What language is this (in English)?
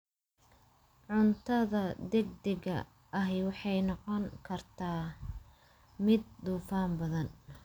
Somali